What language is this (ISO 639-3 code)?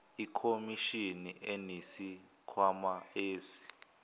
zul